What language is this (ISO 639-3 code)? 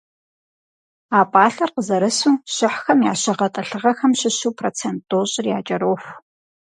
kbd